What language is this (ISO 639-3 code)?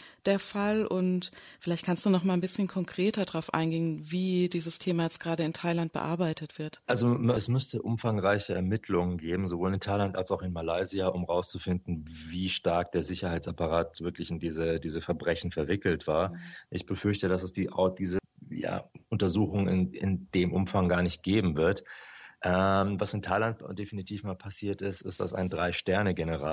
deu